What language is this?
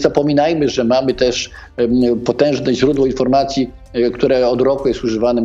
Polish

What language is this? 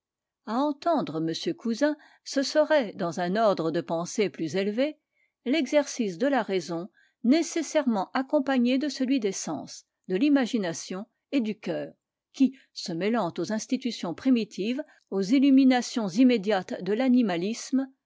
French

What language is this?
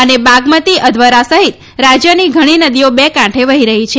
Gujarati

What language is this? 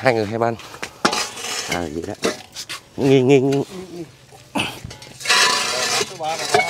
Vietnamese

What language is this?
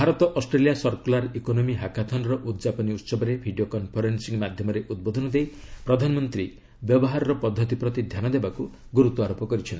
Odia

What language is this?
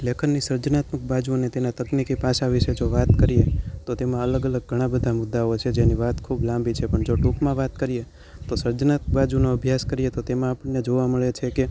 Gujarati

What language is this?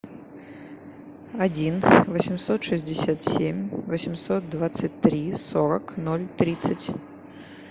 Russian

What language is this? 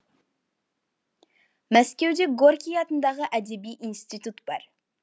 Kazakh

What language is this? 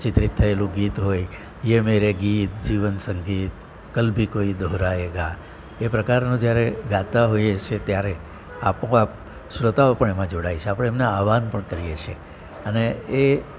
Gujarati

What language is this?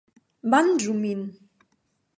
Esperanto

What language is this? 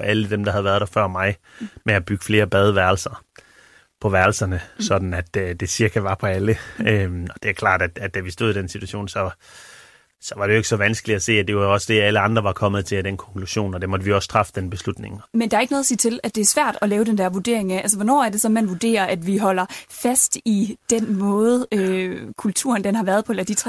Danish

